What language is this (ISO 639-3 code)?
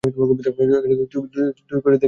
ben